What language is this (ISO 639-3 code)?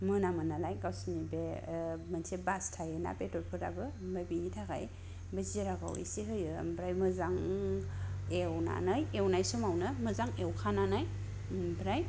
brx